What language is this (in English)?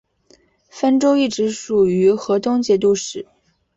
Chinese